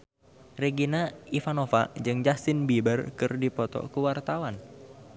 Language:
Sundanese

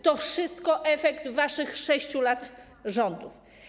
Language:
Polish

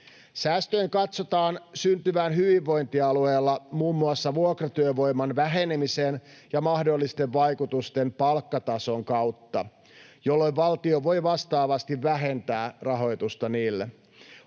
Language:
Finnish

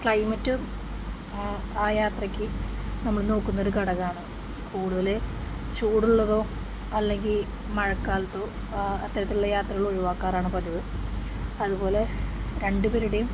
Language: Malayalam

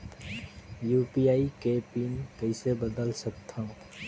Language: Chhattisgarhi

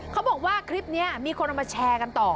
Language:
Thai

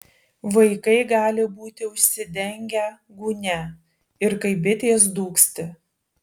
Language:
Lithuanian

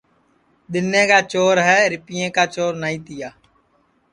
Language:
Sansi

